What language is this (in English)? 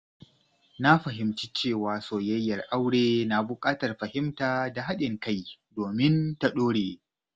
Hausa